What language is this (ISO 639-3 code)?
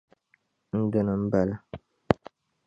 dag